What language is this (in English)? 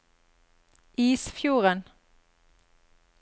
Norwegian